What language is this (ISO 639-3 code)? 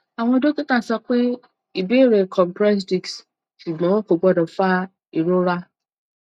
yor